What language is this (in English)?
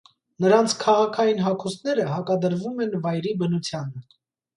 Armenian